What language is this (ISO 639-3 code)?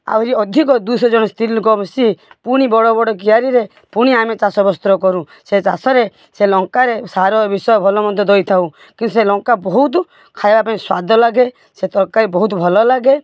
ori